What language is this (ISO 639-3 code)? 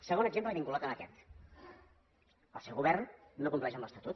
cat